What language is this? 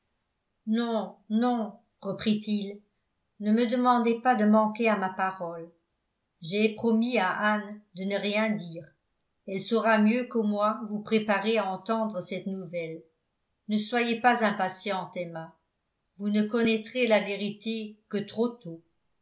French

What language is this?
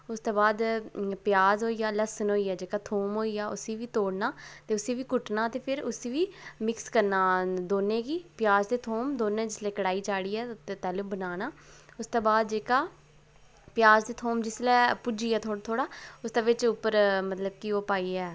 Dogri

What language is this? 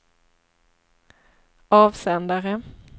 Swedish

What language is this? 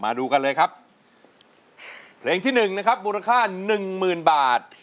Thai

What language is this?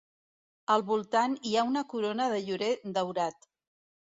Catalan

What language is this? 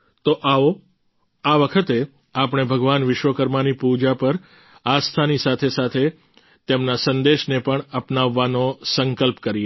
Gujarati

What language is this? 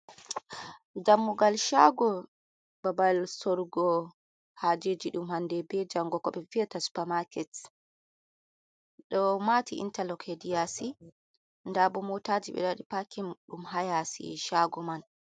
Fula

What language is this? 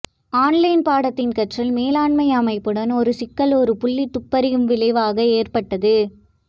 Tamil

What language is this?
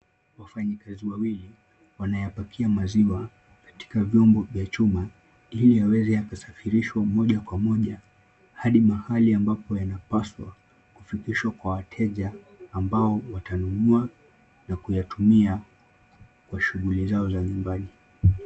Swahili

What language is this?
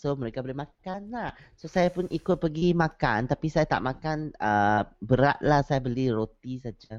Malay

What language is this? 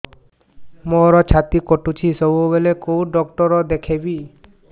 Odia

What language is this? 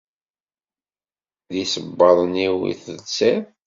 Kabyle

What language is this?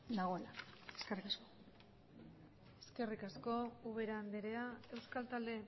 Basque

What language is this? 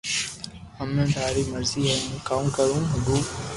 Loarki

